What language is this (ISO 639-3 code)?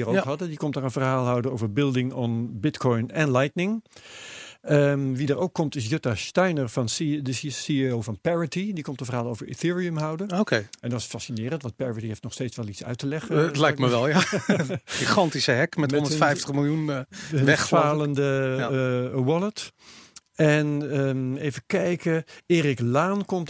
nld